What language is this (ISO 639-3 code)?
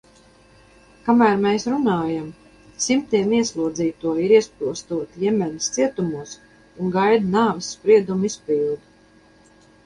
lav